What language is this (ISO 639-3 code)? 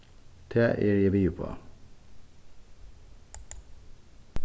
fao